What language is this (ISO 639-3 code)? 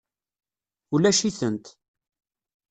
kab